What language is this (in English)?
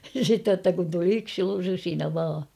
Finnish